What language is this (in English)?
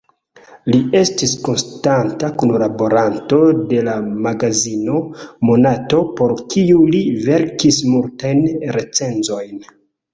Esperanto